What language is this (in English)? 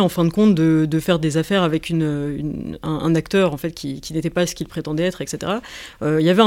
French